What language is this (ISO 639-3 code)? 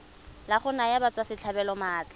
tsn